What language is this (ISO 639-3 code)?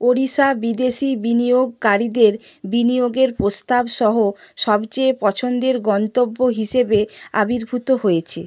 ben